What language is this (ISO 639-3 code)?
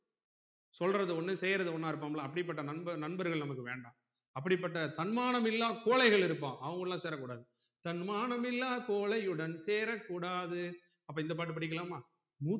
tam